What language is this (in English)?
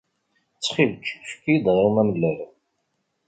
Kabyle